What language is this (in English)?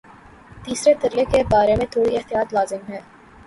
Urdu